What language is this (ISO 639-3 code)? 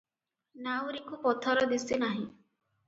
ori